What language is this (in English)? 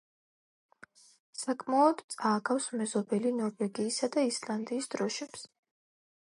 Georgian